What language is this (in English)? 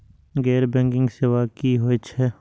Maithili